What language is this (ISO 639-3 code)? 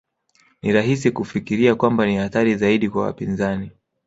swa